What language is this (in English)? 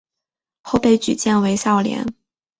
Chinese